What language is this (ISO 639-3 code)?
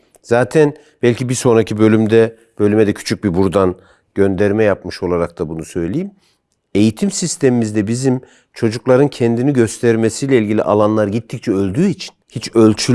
tur